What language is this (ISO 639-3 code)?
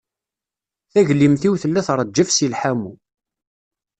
kab